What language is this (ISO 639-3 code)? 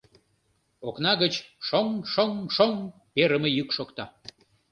chm